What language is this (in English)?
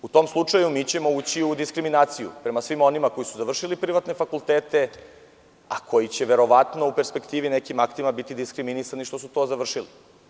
Serbian